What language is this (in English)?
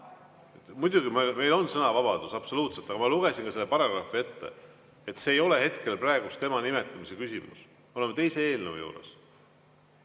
Estonian